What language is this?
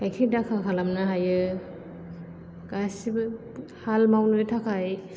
Bodo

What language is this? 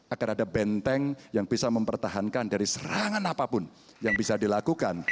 Indonesian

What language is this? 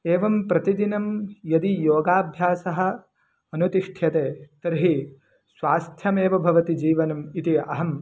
Sanskrit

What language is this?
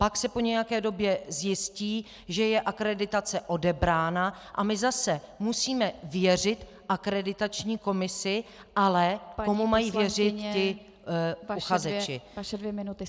Czech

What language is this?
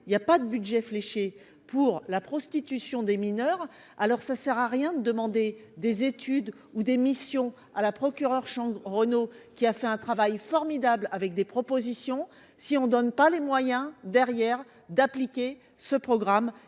French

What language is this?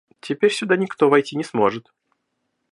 Russian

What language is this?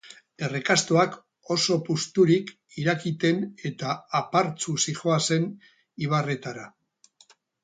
Basque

